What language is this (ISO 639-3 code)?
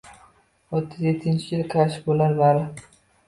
uzb